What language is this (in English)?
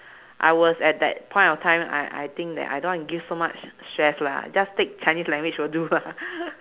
English